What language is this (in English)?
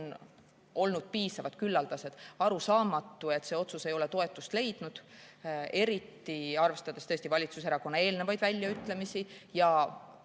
Estonian